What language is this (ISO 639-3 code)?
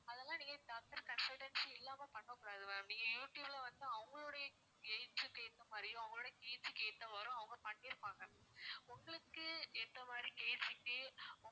tam